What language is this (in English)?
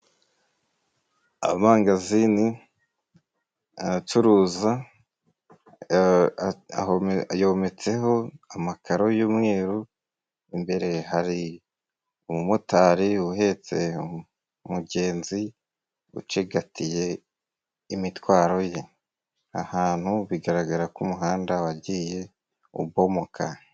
Kinyarwanda